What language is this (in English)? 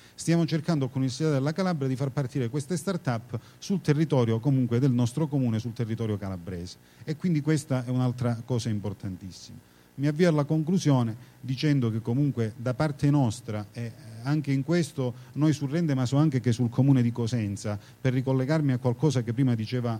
Italian